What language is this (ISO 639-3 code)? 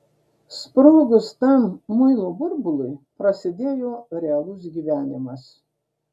lit